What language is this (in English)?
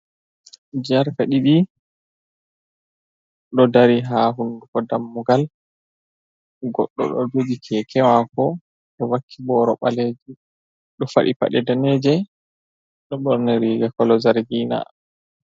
Fula